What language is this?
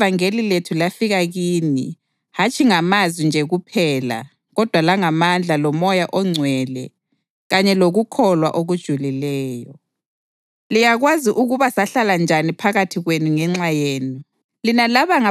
North Ndebele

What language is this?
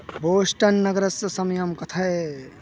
Sanskrit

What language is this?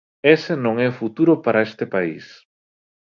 Galician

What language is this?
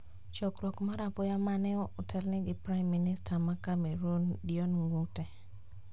Luo (Kenya and Tanzania)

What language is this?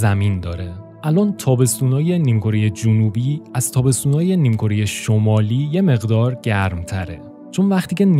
Persian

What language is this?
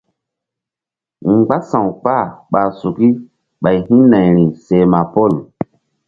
Mbum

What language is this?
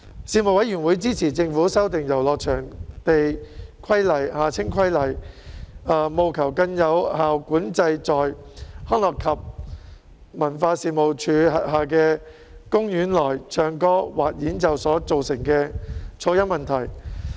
Cantonese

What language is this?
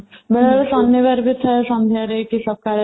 Odia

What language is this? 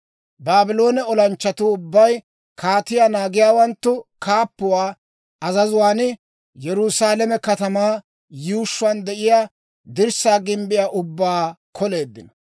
Dawro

